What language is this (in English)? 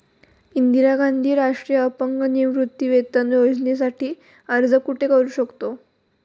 Marathi